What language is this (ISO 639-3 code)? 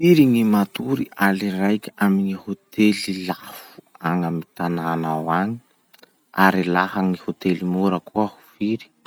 msh